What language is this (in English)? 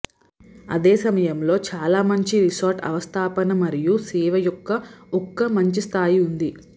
Telugu